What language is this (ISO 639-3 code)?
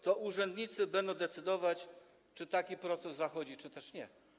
pol